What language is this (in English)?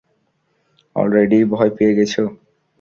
Bangla